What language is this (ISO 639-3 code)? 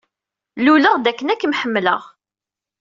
kab